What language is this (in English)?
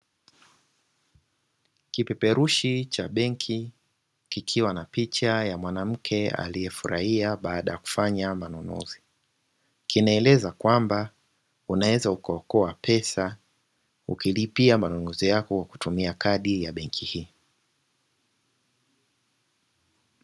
Swahili